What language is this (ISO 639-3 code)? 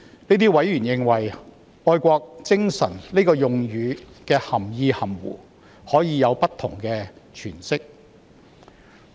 yue